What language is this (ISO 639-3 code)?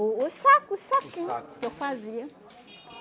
por